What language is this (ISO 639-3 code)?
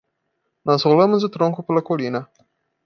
por